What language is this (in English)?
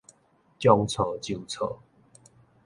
Min Nan Chinese